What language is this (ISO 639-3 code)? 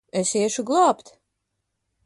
lav